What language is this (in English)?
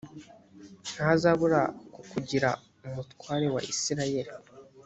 Kinyarwanda